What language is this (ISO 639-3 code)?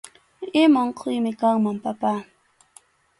qxu